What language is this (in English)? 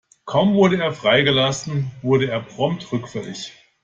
German